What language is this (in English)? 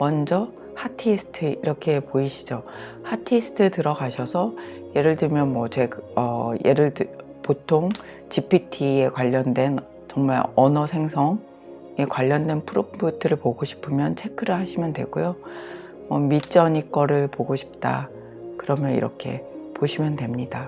Korean